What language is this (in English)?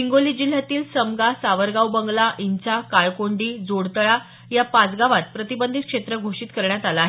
Marathi